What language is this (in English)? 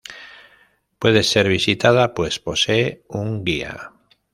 Spanish